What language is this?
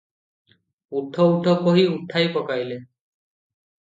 Odia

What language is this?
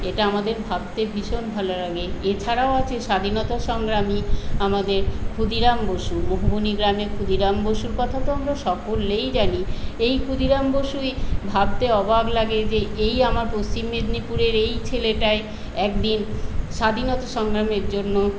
Bangla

